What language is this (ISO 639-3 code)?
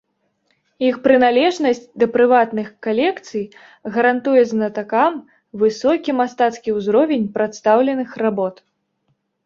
bel